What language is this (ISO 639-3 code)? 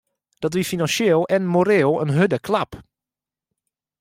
fry